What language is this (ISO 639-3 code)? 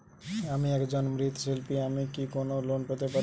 ben